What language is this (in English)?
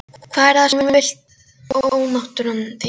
Icelandic